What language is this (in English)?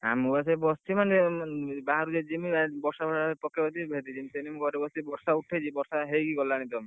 Odia